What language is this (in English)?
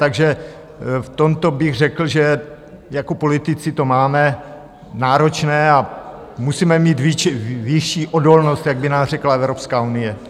Czech